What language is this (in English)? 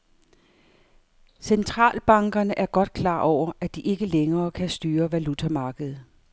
Danish